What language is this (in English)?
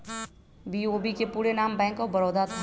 Magahi